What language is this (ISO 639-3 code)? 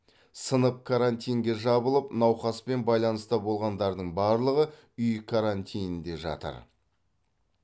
kaz